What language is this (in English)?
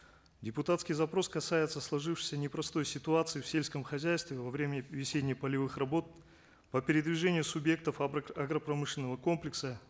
Kazakh